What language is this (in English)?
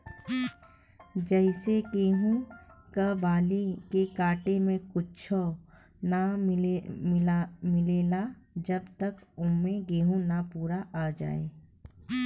Bhojpuri